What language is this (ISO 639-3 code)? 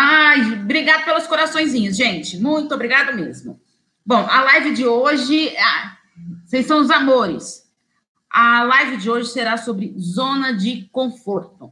por